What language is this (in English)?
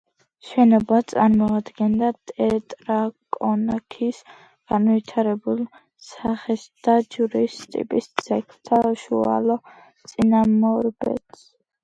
Georgian